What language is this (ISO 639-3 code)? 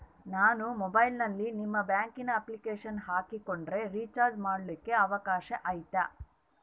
kan